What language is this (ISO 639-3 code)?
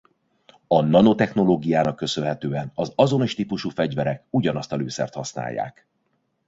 hun